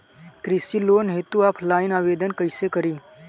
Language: Bhojpuri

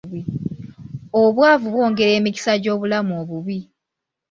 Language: Ganda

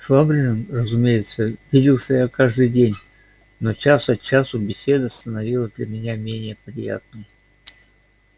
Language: Russian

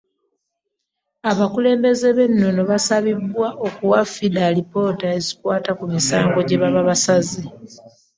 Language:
Ganda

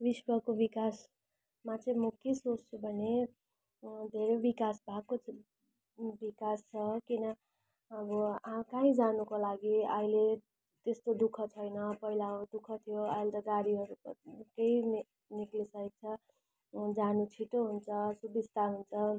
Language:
Nepali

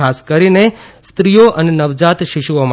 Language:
Gujarati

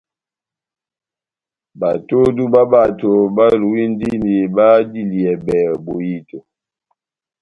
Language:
Batanga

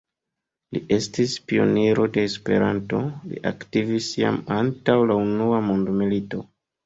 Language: Esperanto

